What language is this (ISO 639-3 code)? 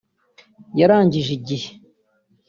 kin